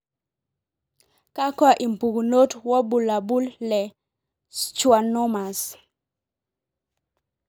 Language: Masai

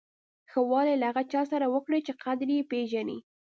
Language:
Pashto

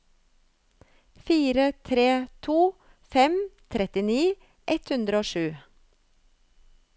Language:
Norwegian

